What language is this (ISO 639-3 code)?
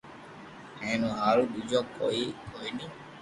lrk